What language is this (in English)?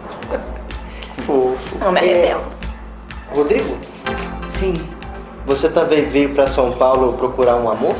Portuguese